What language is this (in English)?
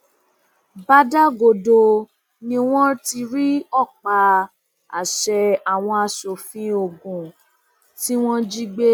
Yoruba